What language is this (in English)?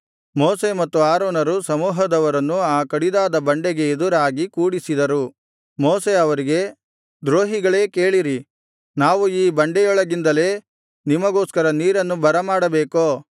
Kannada